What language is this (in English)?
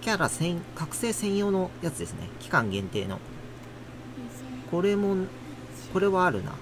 Japanese